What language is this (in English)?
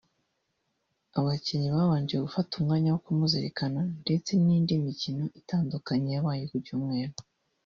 Kinyarwanda